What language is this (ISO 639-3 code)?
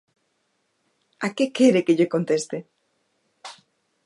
glg